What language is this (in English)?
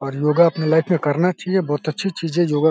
Hindi